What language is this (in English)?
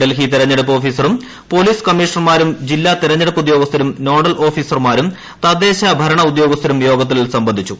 Malayalam